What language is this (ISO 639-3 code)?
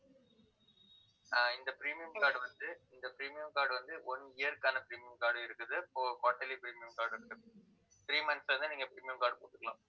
tam